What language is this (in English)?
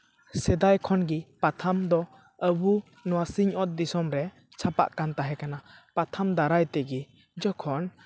Santali